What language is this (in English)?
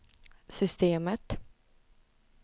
Swedish